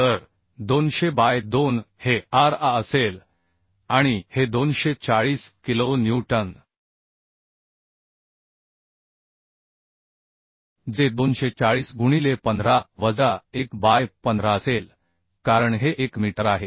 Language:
Marathi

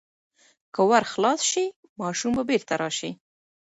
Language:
Pashto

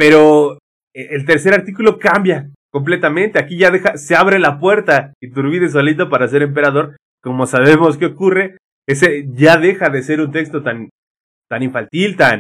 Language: Spanish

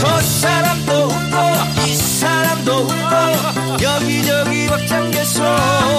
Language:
Korean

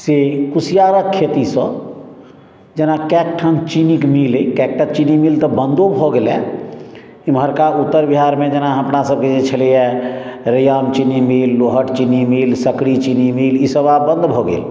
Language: Maithili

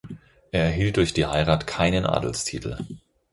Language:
German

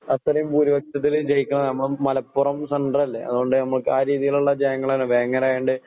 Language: Malayalam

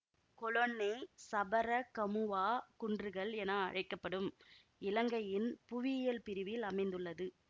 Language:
Tamil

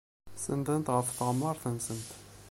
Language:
Kabyle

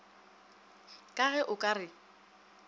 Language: Northern Sotho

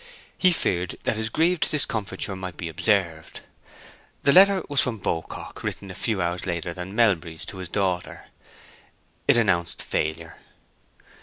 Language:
English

